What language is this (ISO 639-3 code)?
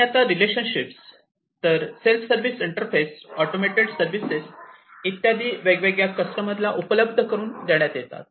mar